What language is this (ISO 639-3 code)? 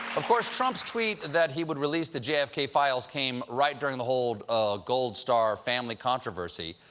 eng